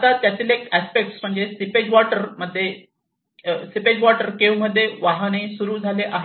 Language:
Marathi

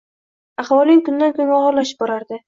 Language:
Uzbek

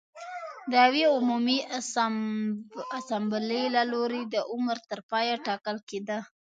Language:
Pashto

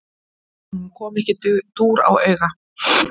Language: Icelandic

